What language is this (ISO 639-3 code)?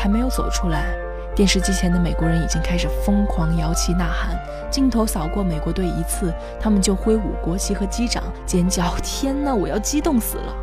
zho